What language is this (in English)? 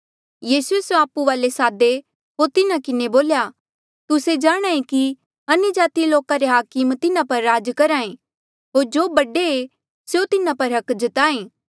Mandeali